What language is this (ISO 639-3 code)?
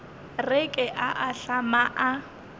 nso